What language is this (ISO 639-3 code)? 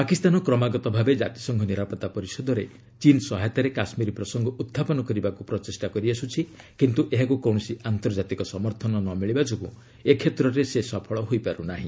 ori